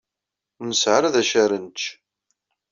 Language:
Kabyle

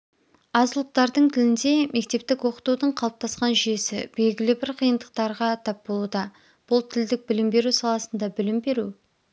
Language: Kazakh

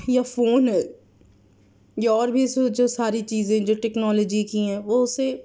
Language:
Urdu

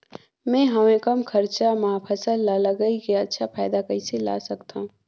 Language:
Chhattisgarhi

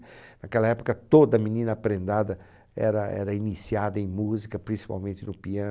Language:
Portuguese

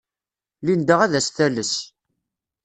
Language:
Kabyle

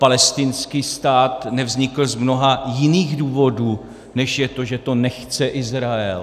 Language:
Czech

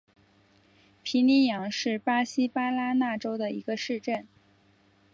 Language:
Chinese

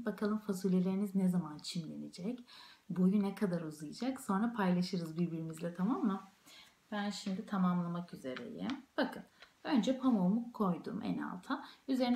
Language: Turkish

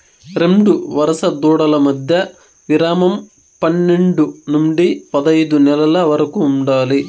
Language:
Telugu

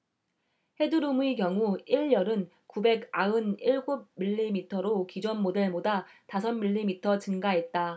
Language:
Korean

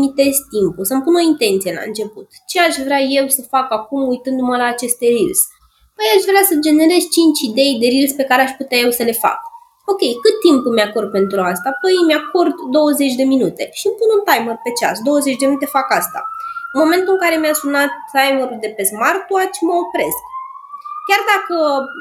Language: Romanian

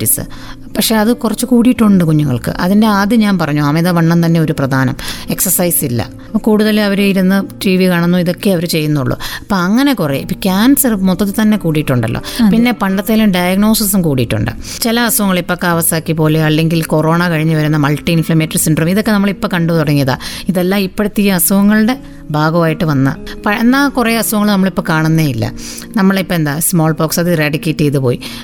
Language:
Malayalam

